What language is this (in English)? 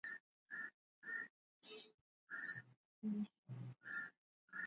Swahili